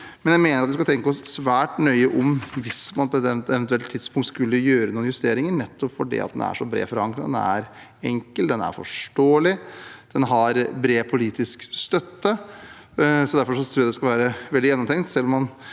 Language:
Norwegian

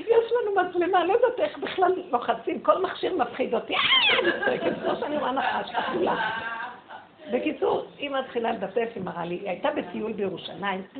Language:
Hebrew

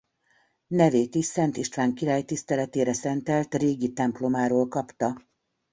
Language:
Hungarian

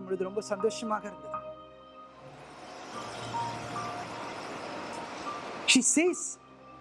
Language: Tamil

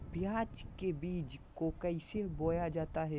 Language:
Magahi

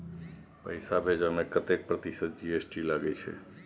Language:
Maithili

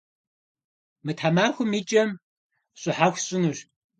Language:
Kabardian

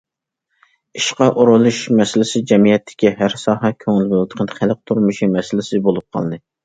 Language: Uyghur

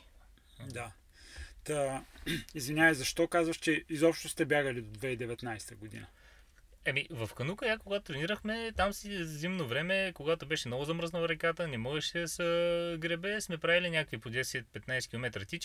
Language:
Bulgarian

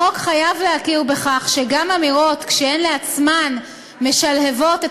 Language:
Hebrew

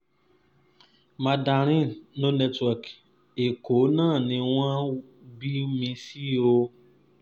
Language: Yoruba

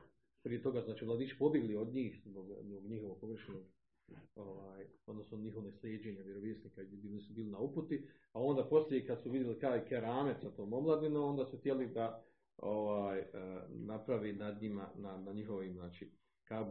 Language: Croatian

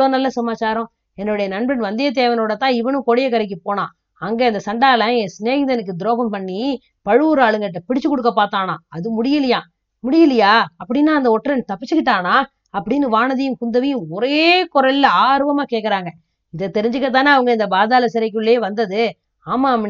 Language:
Tamil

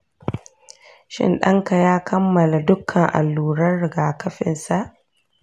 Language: Hausa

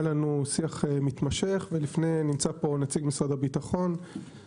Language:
Hebrew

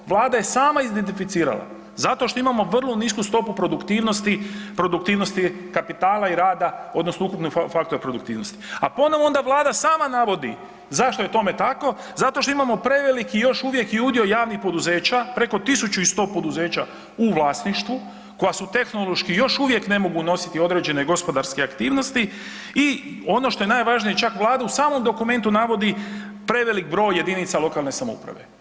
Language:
Croatian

